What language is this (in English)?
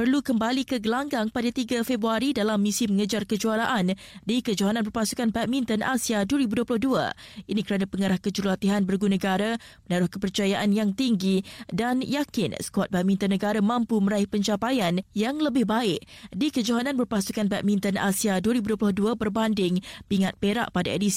Malay